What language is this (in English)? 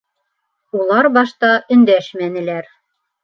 Bashkir